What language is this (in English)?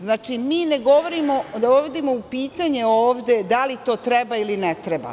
Serbian